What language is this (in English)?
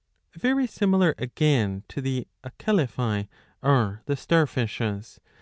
English